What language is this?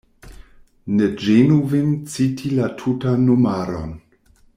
Esperanto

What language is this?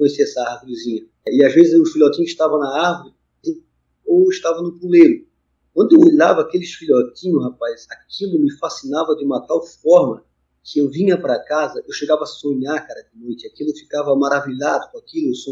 Portuguese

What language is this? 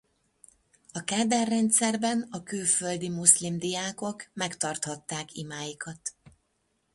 Hungarian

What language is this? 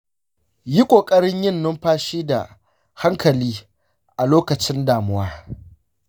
Hausa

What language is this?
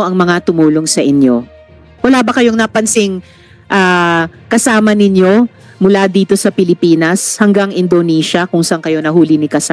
Filipino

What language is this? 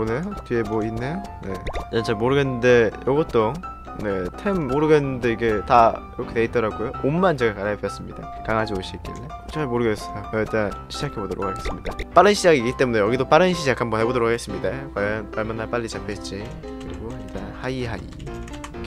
Korean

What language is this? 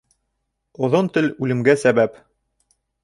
Bashkir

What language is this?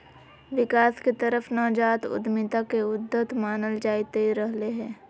Magahi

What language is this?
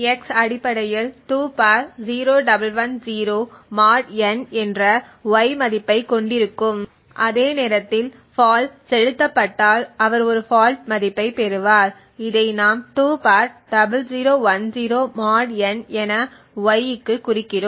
Tamil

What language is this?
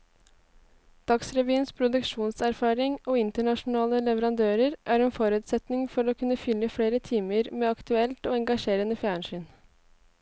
Norwegian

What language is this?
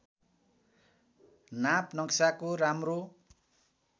Nepali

